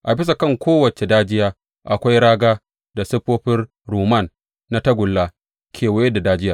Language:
Hausa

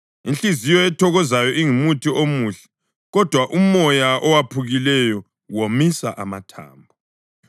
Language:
North Ndebele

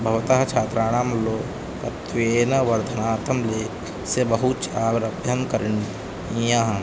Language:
Sanskrit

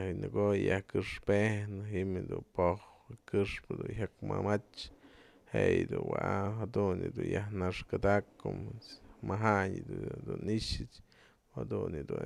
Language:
Mazatlán Mixe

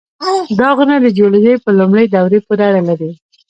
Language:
Pashto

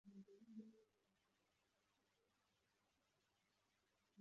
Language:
Kinyarwanda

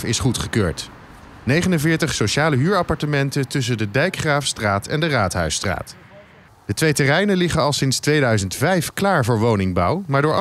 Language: Dutch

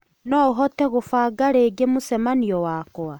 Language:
Kikuyu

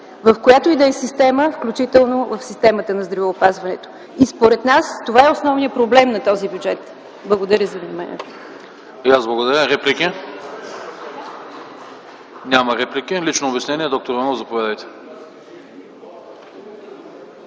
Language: Bulgarian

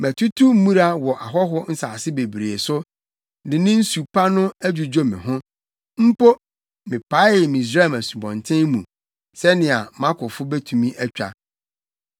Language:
Akan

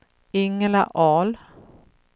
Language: Swedish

